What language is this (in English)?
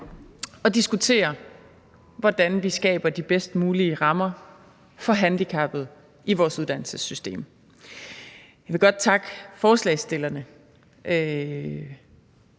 Danish